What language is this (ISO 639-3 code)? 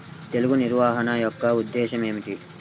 tel